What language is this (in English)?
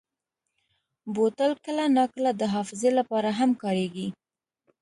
Pashto